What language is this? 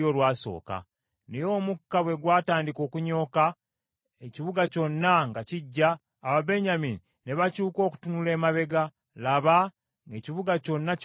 Ganda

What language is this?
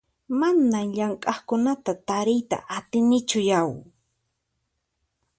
Puno Quechua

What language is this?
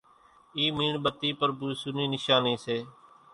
Kachi Koli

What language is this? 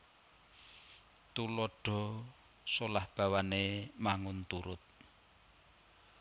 Javanese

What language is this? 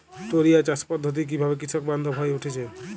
Bangla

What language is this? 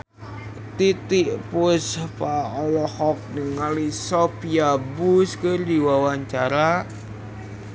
Sundanese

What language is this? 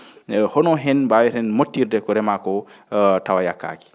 Fula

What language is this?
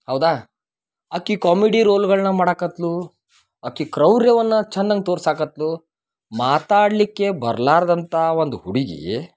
Kannada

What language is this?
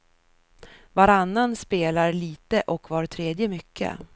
Swedish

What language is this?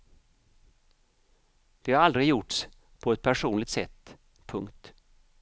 Swedish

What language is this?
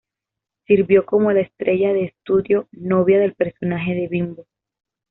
Spanish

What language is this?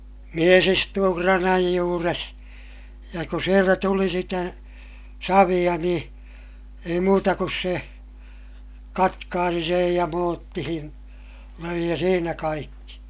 Finnish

